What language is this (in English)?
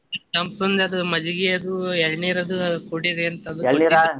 Kannada